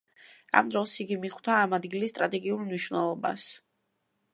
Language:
Georgian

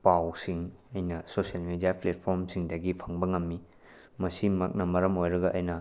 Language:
Manipuri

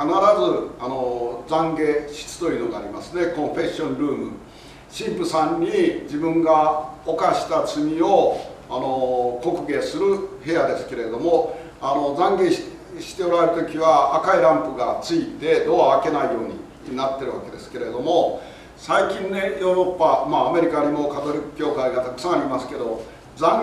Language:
Japanese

